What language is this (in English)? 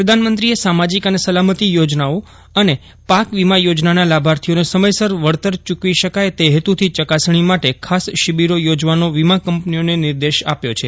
Gujarati